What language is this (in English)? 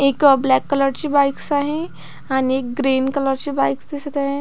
Marathi